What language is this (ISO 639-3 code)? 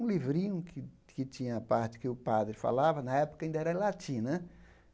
por